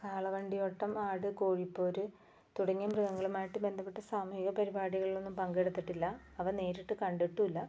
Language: Malayalam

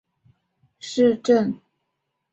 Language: Chinese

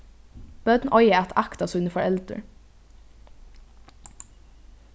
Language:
Faroese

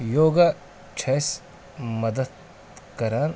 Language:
Kashmiri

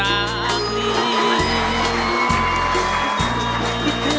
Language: Thai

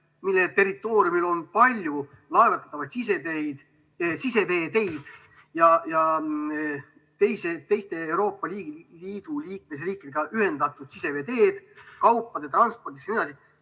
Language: Estonian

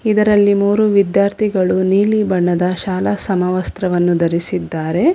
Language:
Kannada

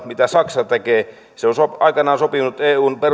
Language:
Finnish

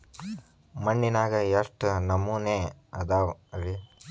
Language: Kannada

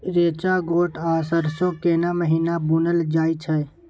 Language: Maithili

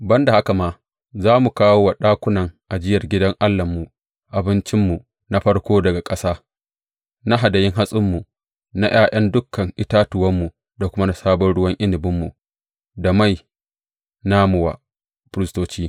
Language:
Hausa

